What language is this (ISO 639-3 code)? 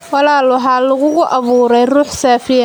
som